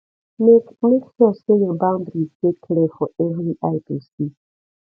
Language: Nigerian Pidgin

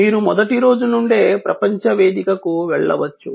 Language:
Telugu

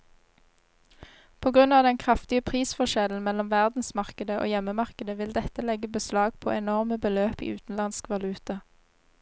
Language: Norwegian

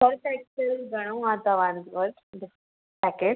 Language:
Sindhi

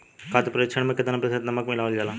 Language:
Bhojpuri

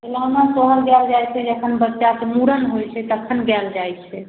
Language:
Maithili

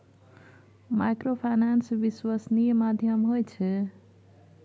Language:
Maithili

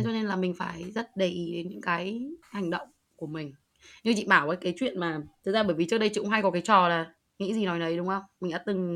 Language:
Vietnamese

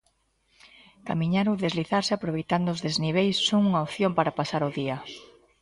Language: Galician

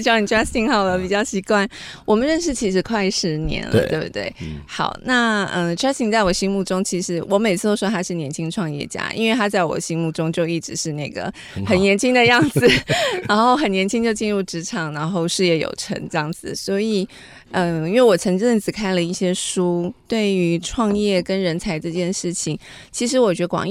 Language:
Chinese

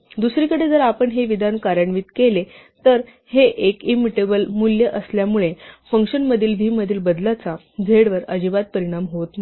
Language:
Marathi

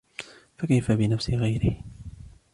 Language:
Arabic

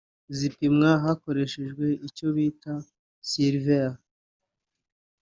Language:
Kinyarwanda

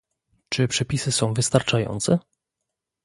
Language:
Polish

